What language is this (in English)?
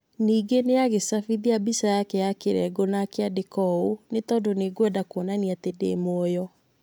Kikuyu